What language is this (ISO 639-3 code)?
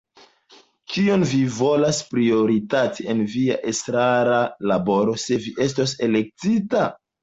epo